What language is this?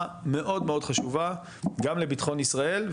Hebrew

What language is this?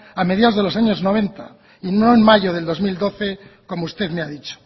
Spanish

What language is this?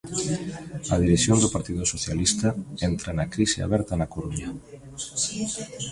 Galician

